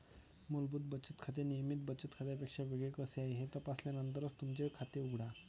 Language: Marathi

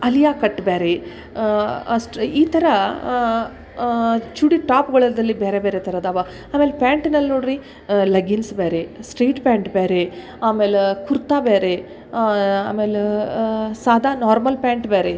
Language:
Kannada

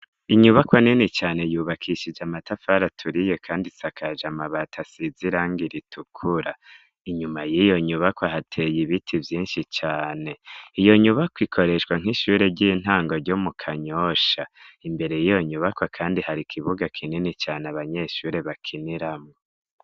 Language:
Rundi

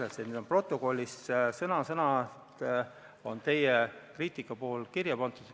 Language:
Estonian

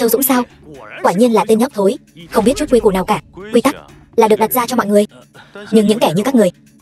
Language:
Vietnamese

